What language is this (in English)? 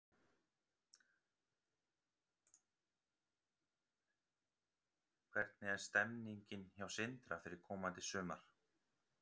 Icelandic